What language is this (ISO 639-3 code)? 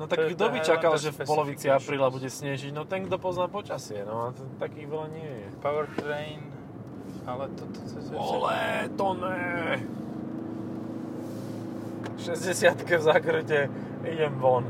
slk